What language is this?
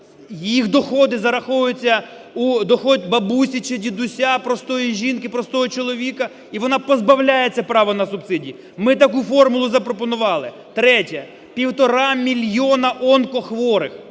Ukrainian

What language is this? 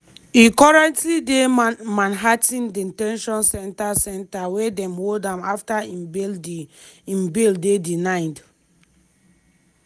Nigerian Pidgin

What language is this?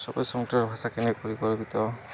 Odia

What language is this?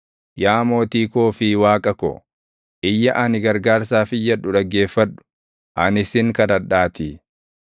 Oromo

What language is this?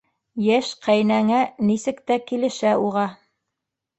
Bashkir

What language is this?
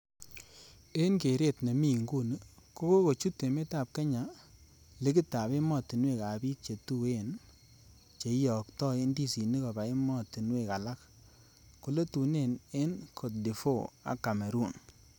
Kalenjin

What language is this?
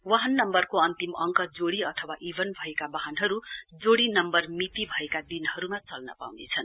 Nepali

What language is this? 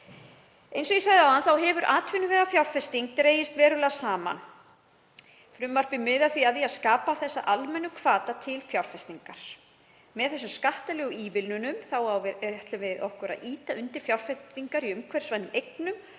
Icelandic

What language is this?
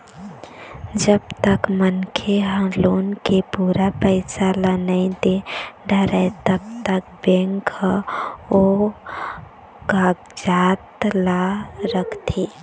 Chhattisgarhi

